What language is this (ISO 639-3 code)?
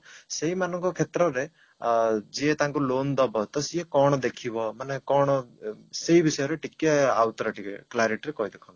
ori